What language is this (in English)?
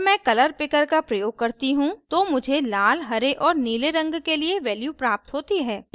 Hindi